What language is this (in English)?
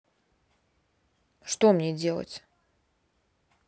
Russian